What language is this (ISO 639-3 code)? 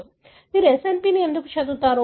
tel